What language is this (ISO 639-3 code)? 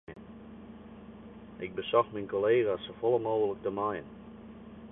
fry